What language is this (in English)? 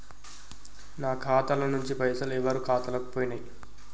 Telugu